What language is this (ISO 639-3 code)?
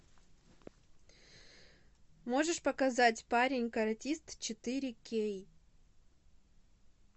rus